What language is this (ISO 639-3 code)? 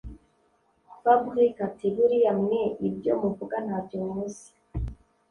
kin